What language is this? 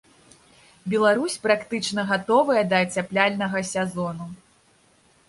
Belarusian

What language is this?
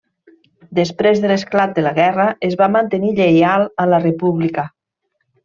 Catalan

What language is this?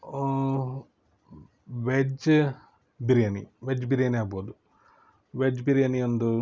Kannada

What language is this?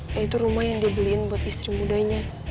Indonesian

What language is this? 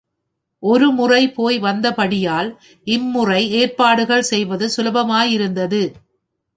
Tamil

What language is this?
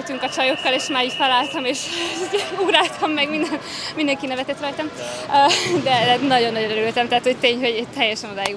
Hungarian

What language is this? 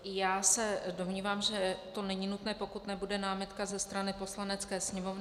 Czech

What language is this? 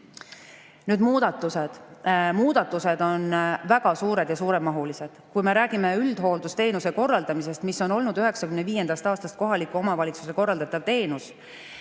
Estonian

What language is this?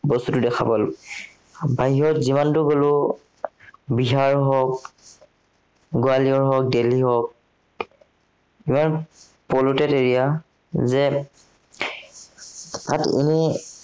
Assamese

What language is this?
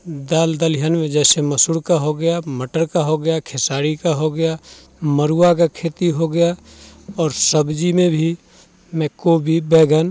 Hindi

